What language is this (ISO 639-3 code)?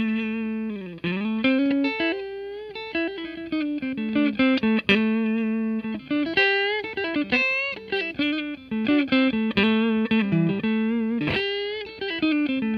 kor